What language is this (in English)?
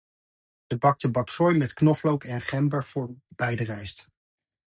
Dutch